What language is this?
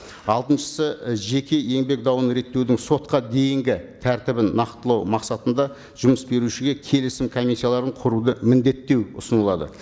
Kazakh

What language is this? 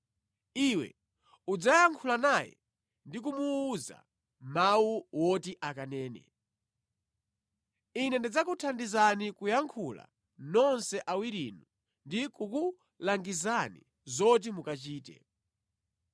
Nyanja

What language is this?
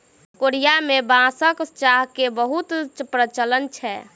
Maithili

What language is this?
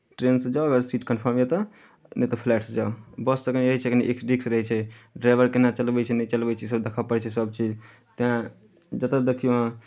Maithili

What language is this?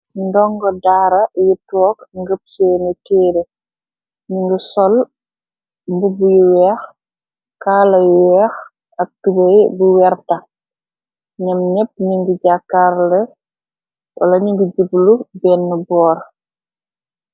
Wolof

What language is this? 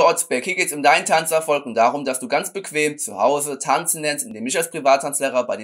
German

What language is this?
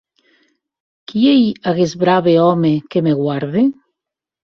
Occitan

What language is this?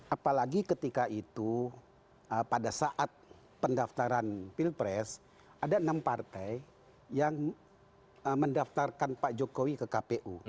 Indonesian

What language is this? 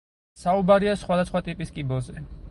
Georgian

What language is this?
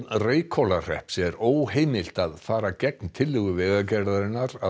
Icelandic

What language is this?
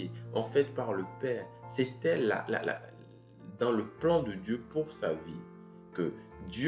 French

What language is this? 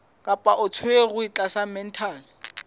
Southern Sotho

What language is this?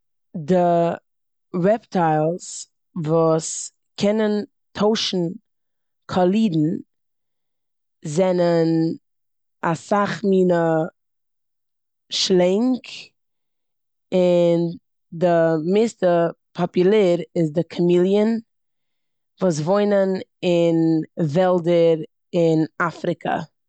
Yiddish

